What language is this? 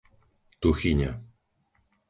Slovak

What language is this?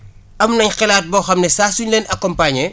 Wolof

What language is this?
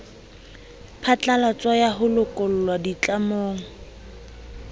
Southern Sotho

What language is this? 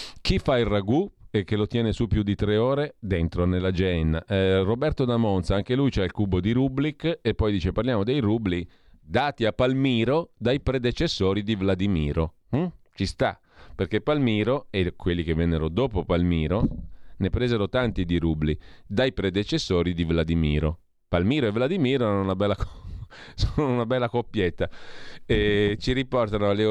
Italian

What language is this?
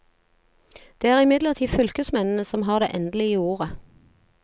Norwegian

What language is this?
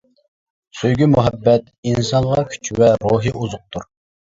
Uyghur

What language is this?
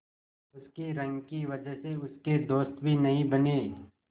Hindi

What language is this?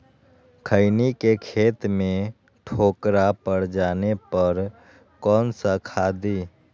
Magahi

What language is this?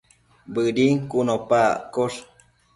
Matsés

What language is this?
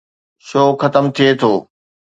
Sindhi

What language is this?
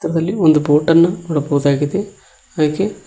Kannada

